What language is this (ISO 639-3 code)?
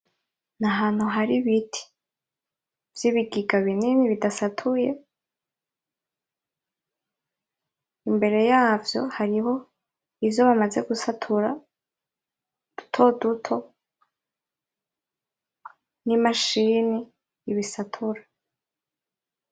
run